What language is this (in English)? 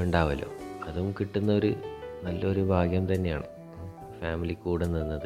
Malayalam